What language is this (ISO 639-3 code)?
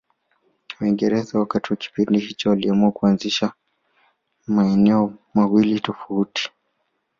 swa